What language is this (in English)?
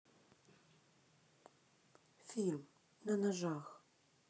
Russian